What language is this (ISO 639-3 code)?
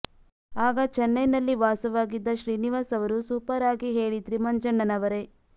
kan